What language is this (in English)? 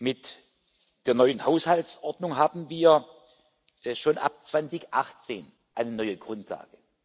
German